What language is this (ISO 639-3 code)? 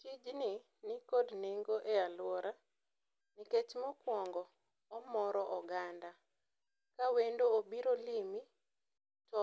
luo